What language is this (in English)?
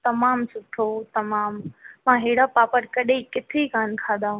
Sindhi